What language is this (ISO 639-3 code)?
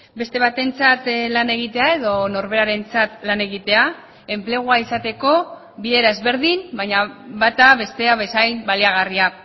eus